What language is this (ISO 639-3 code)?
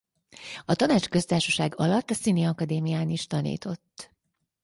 hun